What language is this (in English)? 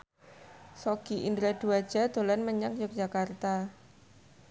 Javanese